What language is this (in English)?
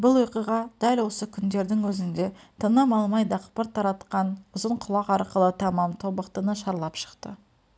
Kazakh